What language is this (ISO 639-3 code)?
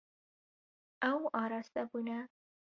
kur